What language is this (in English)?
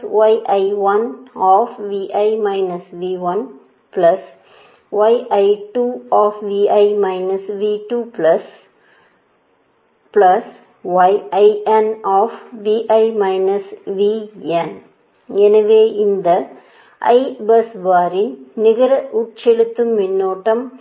Tamil